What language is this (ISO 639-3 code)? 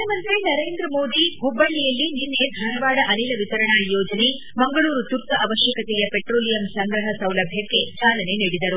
kan